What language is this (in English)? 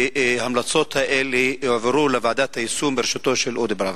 Hebrew